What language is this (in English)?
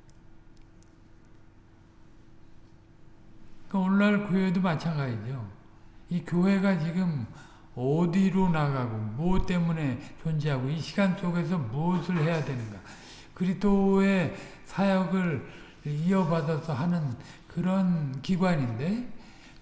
Korean